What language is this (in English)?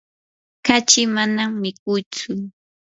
Yanahuanca Pasco Quechua